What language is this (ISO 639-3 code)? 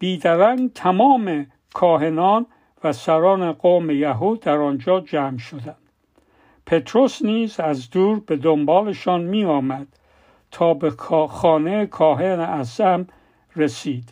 fas